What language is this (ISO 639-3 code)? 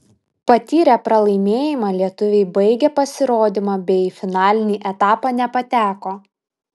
lit